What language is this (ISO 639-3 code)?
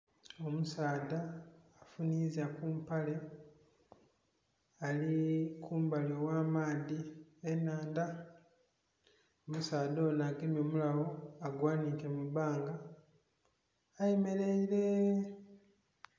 xog